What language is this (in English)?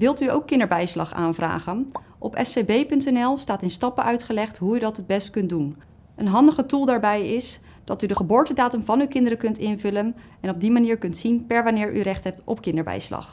Dutch